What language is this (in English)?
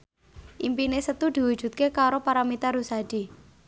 Javanese